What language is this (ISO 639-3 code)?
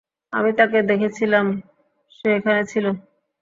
ben